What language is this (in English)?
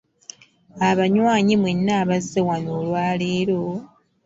Ganda